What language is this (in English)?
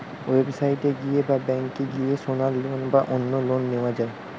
Bangla